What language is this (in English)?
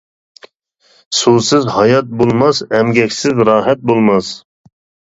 Uyghur